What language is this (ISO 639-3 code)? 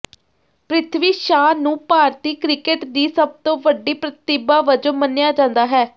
pan